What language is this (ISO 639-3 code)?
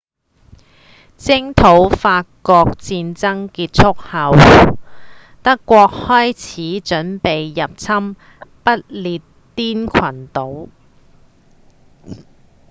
yue